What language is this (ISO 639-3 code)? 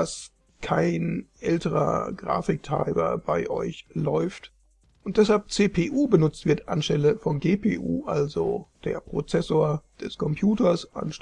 deu